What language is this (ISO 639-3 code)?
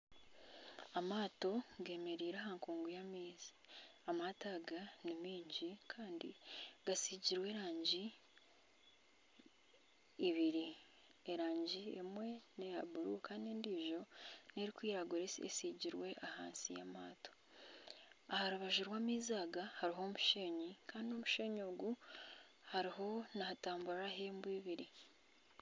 nyn